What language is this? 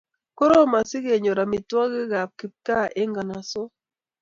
Kalenjin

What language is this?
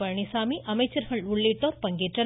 Tamil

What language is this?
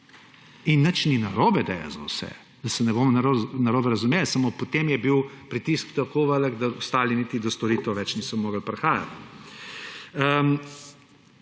Slovenian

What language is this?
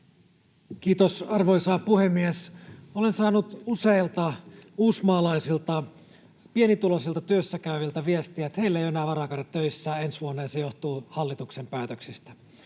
Finnish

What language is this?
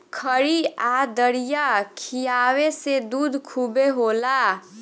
Bhojpuri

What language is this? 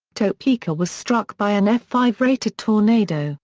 English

